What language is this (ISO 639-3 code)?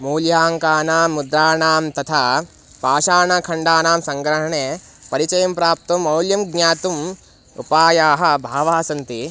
san